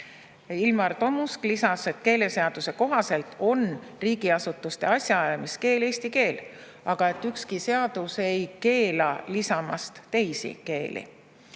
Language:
Estonian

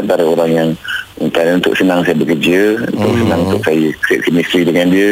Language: Malay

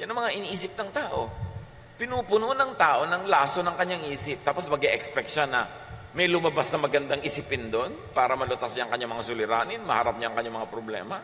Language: Filipino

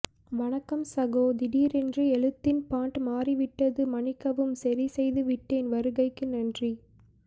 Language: Tamil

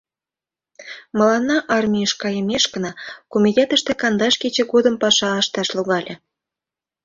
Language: Mari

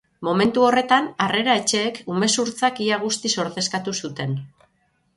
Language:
Basque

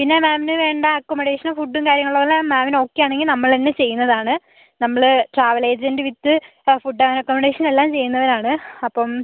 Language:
Malayalam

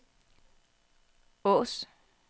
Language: Danish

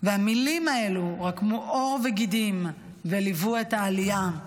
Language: Hebrew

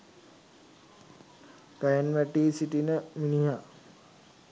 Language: Sinhala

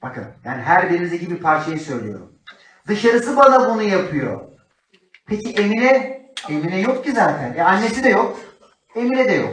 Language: Turkish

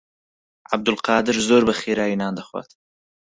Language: Central Kurdish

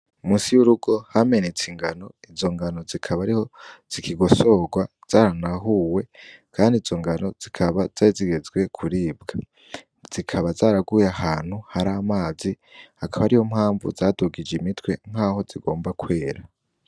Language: Rundi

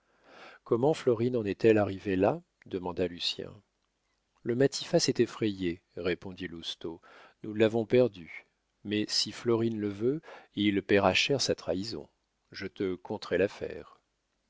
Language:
French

